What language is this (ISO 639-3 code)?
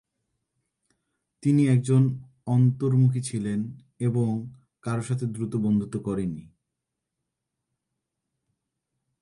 ben